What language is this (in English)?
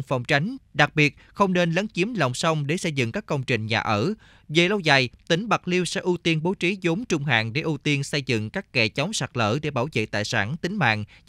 Vietnamese